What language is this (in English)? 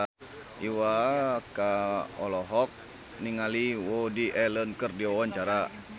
Sundanese